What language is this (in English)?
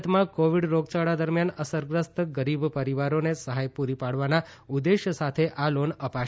Gujarati